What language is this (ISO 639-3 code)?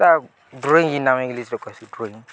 ori